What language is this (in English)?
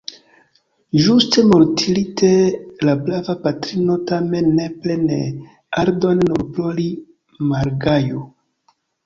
Esperanto